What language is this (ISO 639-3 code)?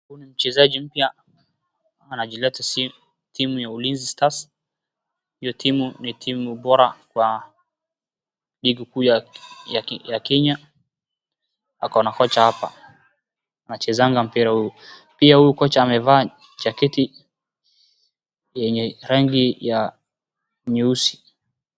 swa